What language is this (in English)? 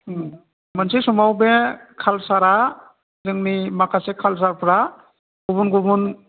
Bodo